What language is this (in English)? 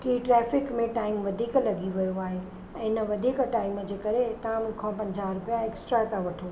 Sindhi